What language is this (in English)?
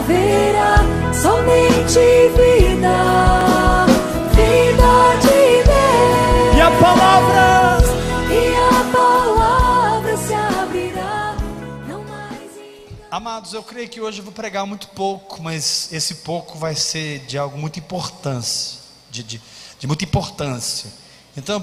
Portuguese